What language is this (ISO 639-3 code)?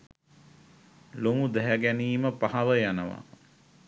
sin